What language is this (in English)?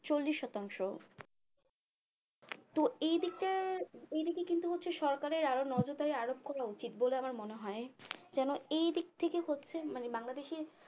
Bangla